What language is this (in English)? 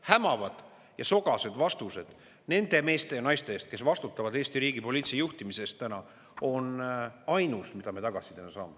Estonian